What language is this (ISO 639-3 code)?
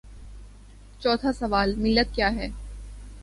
urd